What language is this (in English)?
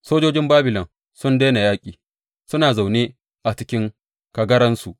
Hausa